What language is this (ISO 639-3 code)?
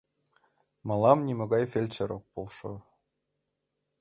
chm